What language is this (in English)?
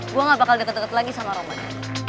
Indonesian